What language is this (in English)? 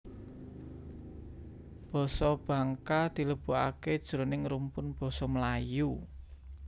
Javanese